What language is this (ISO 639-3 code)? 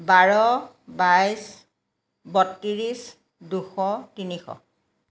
asm